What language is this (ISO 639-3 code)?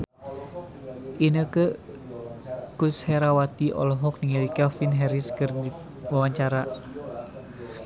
sun